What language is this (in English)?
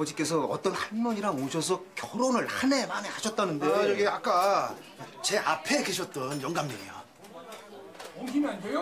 Korean